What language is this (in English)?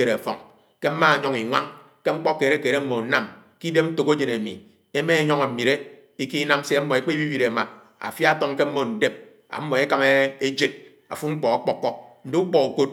Anaang